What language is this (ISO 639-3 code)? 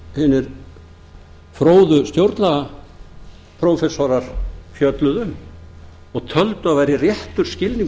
isl